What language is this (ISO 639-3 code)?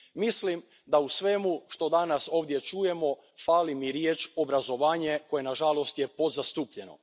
hrv